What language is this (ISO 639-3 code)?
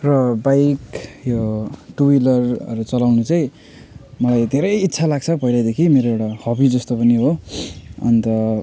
nep